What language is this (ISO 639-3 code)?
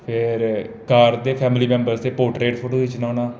doi